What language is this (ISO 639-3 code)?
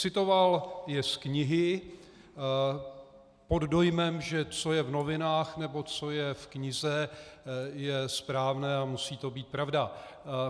ces